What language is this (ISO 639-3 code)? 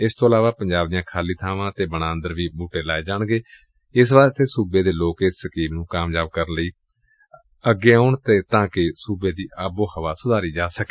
pan